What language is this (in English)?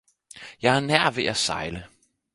Danish